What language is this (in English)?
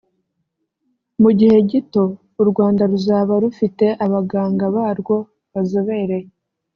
Kinyarwanda